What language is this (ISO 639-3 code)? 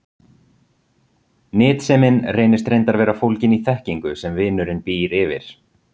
isl